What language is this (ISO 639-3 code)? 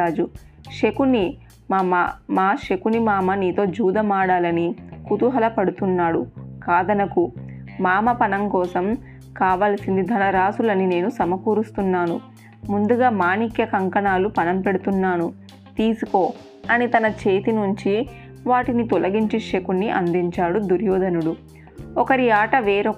tel